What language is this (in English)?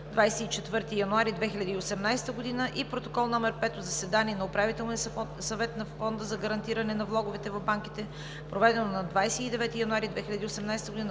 Bulgarian